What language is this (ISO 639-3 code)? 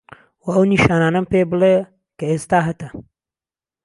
ckb